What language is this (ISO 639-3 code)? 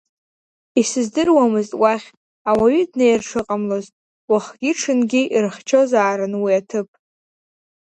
abk